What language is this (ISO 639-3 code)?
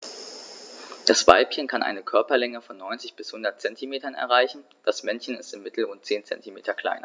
deu